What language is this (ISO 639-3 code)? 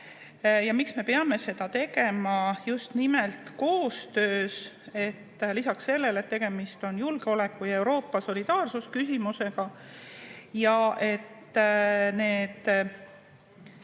est